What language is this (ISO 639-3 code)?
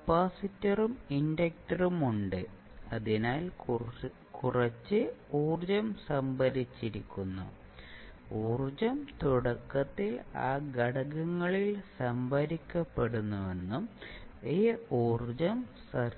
mal